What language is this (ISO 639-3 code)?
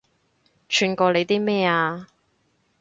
yue